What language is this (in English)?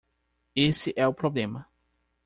Portuguese